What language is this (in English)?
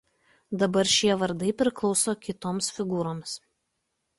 Lithuanian